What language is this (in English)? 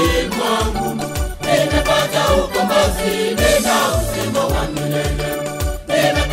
Korean